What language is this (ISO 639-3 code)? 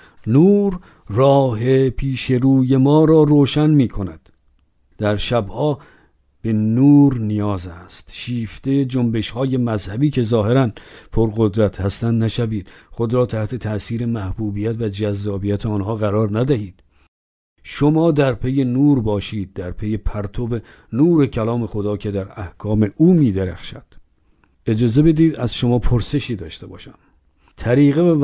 fas